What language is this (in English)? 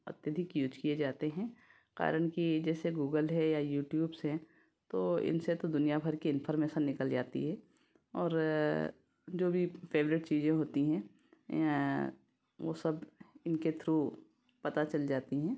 Hindi